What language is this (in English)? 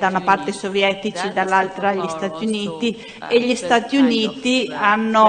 Italian